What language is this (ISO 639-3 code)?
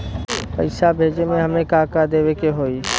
bho